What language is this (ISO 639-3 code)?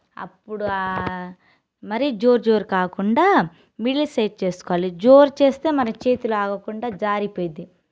tel